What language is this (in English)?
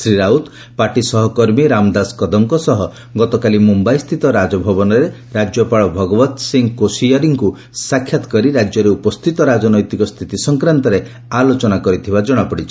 Odia